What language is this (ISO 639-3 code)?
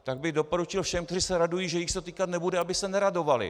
ces